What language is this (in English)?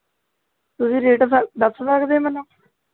Punjabi